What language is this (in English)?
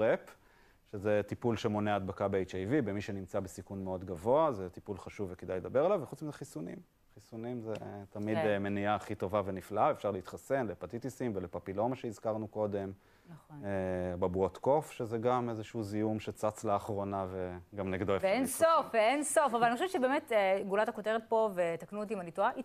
Hebrew